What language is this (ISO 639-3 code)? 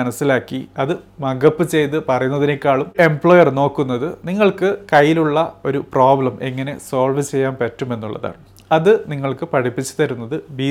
mal